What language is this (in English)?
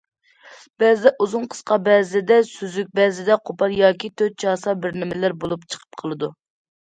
Uyghur